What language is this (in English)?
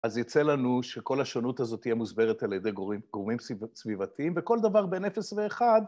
Hebrew